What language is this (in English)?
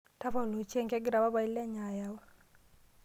Masai